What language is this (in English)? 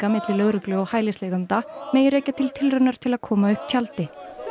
Icelandic